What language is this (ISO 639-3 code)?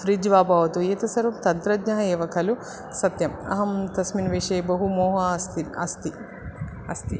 san